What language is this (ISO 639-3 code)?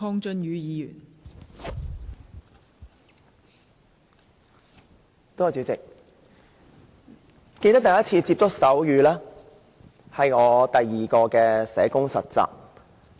yue